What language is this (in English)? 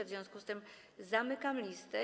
Polish